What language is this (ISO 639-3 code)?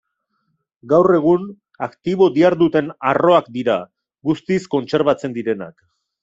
eus